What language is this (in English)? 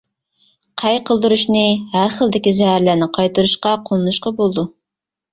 Uyghur